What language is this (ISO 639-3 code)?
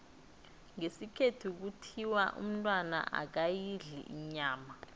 nbl